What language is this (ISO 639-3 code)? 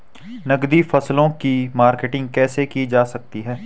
hin